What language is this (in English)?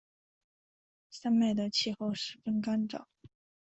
Chinese